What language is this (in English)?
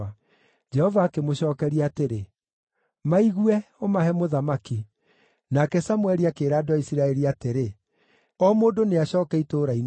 Kikuyu